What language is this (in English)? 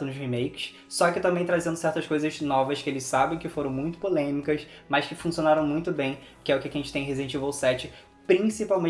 Portuguese